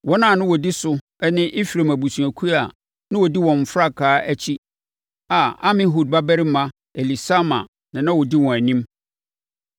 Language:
Akan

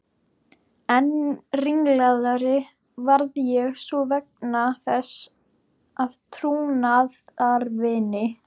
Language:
Icelandic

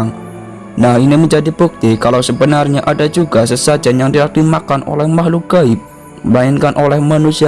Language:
Indonesian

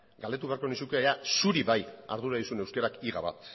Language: Basque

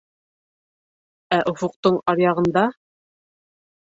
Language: Bashkir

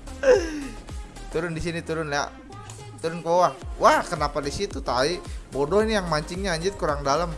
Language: Indonesian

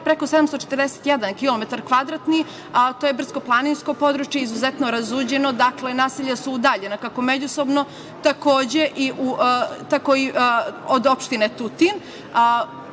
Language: Serbian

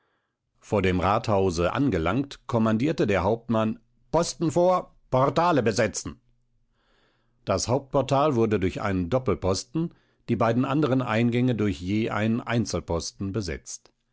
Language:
German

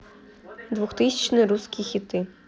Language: Russian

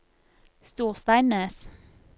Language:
Norwegian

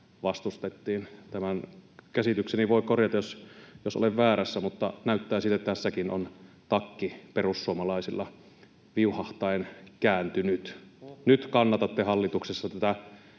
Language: Finnish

